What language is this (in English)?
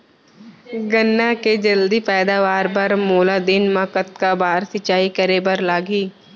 Chhattisgarhi